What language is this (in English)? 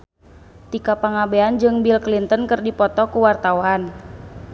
Sundanese